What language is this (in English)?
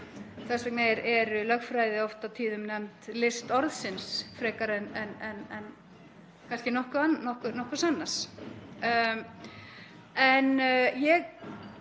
Icelandic